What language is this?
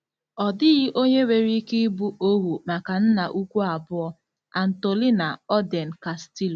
Igbo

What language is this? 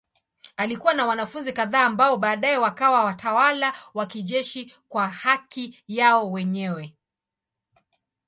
Swahili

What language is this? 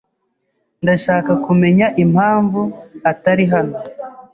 Kinyarwanda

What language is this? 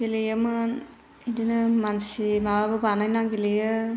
Bodo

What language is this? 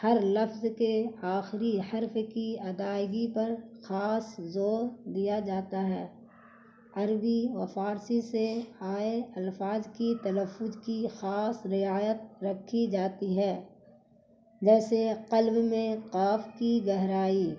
Urdu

